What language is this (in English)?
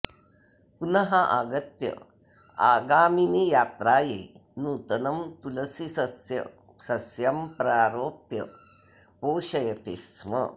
Sanskrit